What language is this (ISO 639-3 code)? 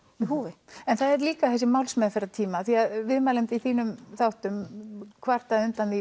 isl